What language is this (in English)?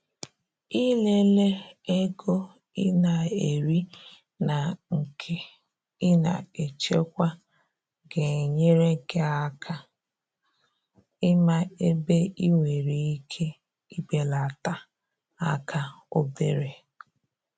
Igbo